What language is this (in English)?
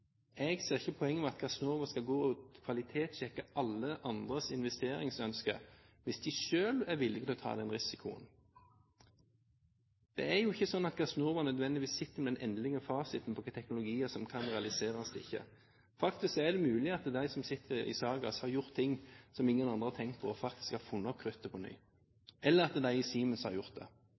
Norwegian Bokmål